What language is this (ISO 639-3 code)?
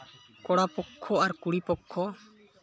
sat